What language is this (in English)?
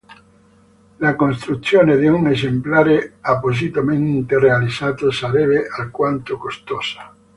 Italian